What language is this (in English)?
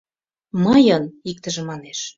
Mari